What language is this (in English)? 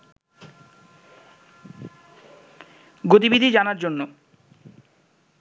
Bangla